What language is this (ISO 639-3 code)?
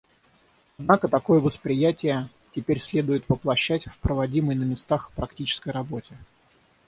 rus